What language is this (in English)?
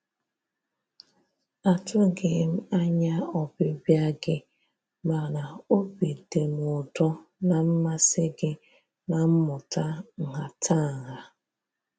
Igbo